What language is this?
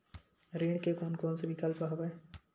Chhattisgarhi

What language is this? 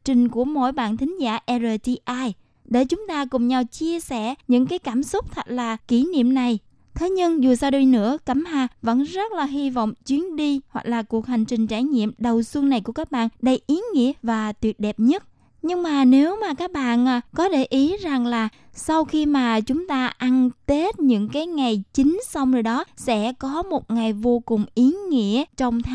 Vietnamese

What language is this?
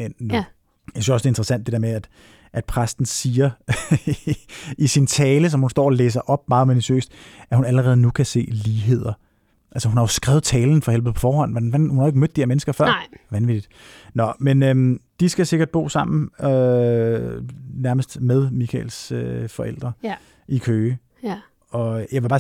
Danish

